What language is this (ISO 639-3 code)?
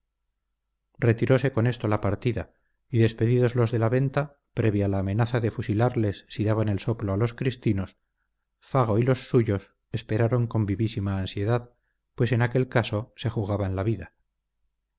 spa